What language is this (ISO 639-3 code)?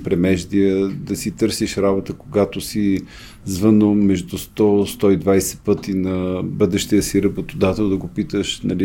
bul